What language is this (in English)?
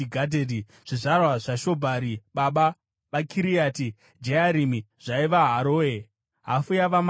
Shona